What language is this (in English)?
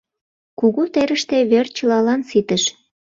Mari